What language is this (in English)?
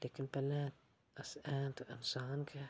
Dogri